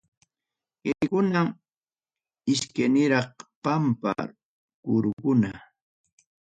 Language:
Ayacucho Quechua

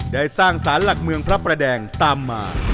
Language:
Thai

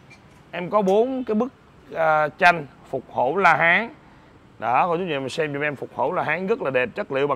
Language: Vietnamese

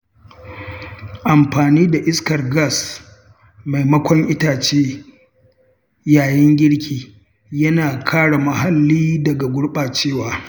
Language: Hausa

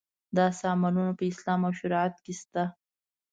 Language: Pashto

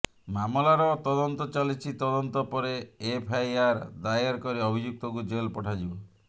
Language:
Odia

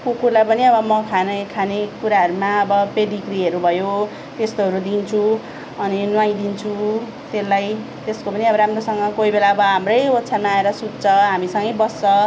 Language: Nepali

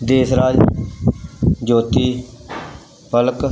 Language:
Punjabi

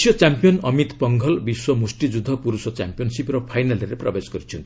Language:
Odia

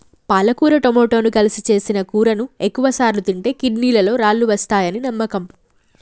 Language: Telugu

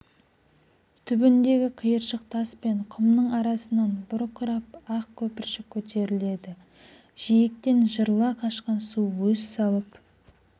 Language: Kazakh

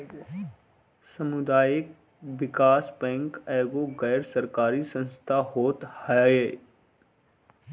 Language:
Bhojpuri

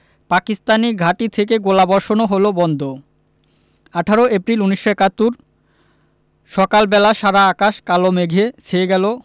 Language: Bangla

